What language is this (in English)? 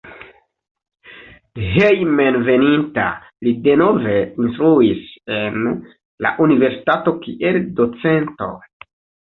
Esperanto